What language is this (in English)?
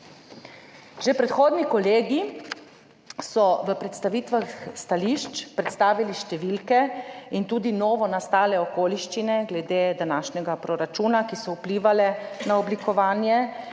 Slovenian